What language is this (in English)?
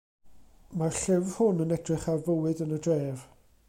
Welsh